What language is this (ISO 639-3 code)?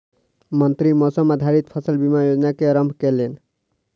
mai